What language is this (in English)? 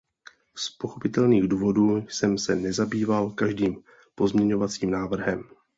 Czech